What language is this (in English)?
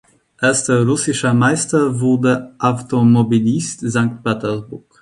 German